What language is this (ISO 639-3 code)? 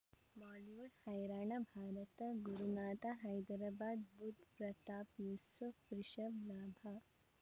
kan